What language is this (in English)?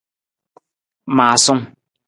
Nawdm